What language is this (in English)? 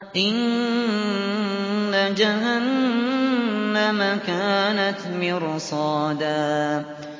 Arabic